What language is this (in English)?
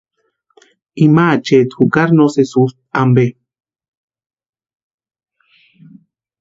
Western Highland Purepecha